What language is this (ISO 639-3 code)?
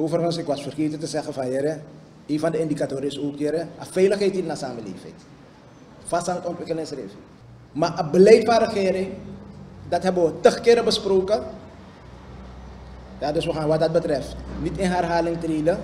nld